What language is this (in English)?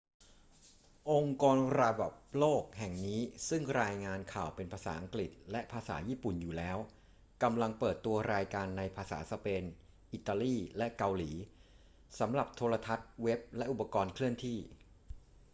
Thai